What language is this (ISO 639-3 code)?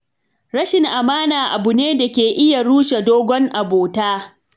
hau